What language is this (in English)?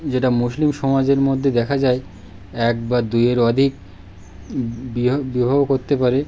Bangla